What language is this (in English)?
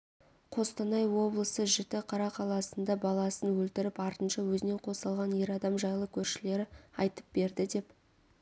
Kazakh